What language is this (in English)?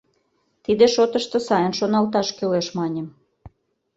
Mari